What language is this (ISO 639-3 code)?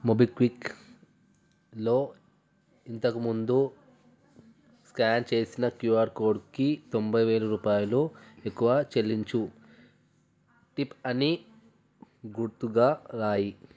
tel